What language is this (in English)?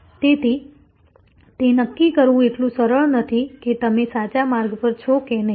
Gujarati